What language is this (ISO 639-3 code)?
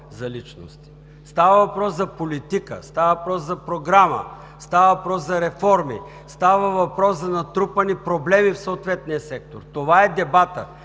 bul